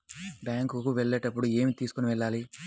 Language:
Telugu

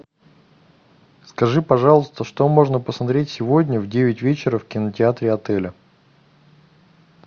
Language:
Russian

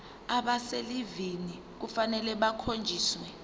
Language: Zulu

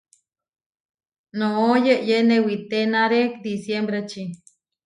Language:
Huarijio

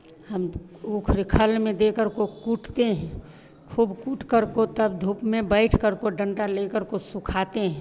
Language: Hindi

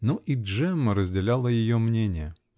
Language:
Russian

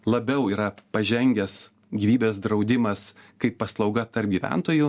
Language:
Lithuanian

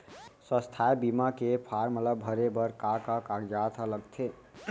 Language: Chhattisgarhi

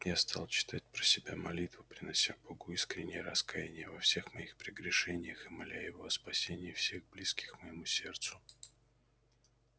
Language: Russian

